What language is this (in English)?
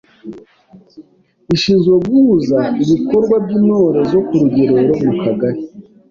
Kinyarwanda